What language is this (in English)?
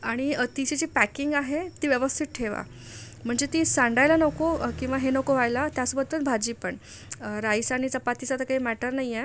Marathi